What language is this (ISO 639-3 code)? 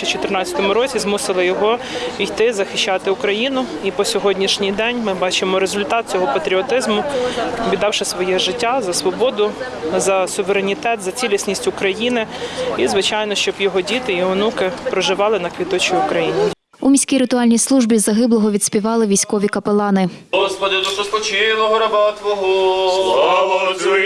ukr